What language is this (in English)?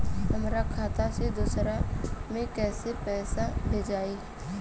Bhojpuri